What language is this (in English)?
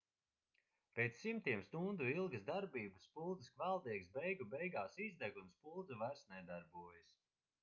Latvian